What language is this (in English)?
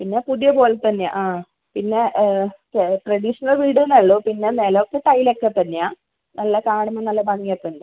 Malayalam